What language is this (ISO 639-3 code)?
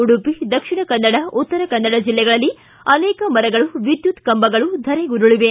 kan